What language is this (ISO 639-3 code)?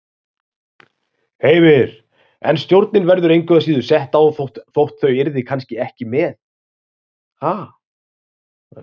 isl